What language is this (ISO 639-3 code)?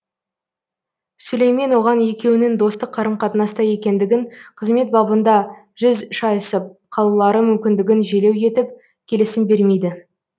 kaz